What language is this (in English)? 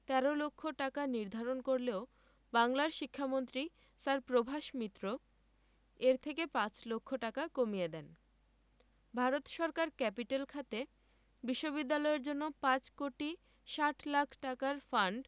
Bangla